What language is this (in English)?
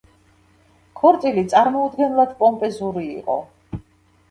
Georgian